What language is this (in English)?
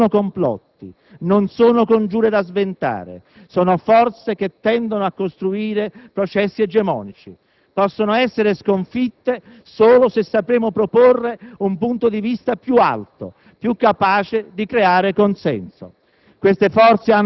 Italian